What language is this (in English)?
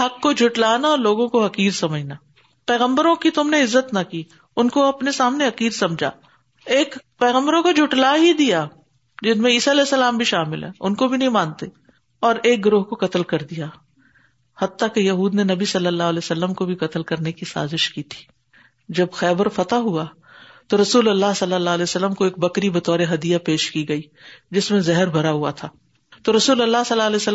Urdu